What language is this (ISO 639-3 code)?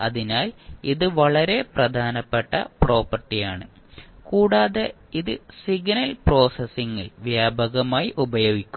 mal